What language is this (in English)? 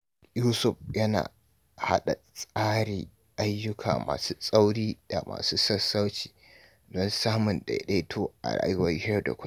Hausa